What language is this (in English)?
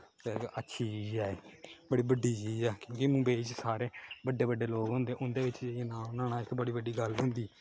Dogri